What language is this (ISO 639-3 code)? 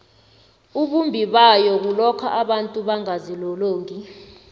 nbl